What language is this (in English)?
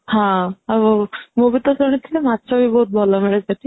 Odia